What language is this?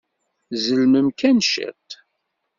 Kabyle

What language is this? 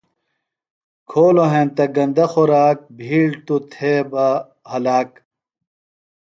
Phalura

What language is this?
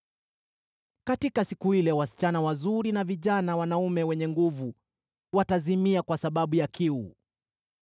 Swahili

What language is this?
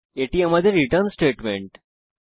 Bangla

